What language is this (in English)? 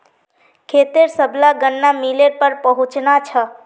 Magahi